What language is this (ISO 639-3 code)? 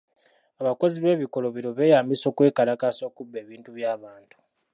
lug